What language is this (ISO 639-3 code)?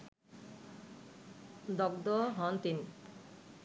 ben